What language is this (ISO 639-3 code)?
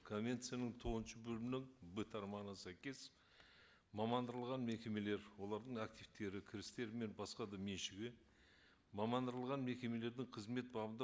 kaz